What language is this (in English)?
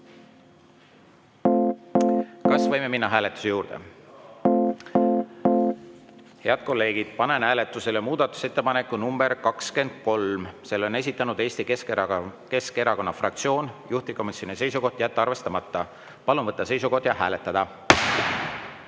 Estonian